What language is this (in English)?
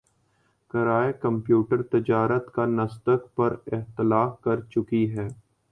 Urdu